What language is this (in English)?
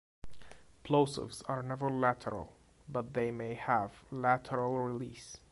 English